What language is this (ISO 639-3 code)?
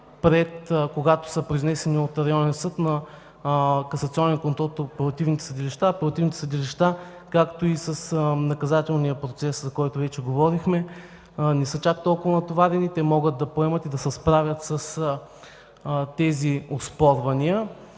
bul